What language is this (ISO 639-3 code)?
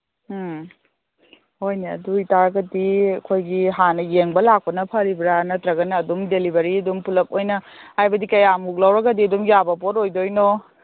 mni